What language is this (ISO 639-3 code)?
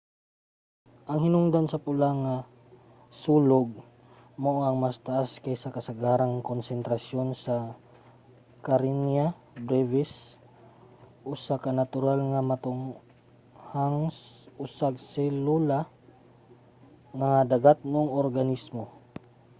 ceb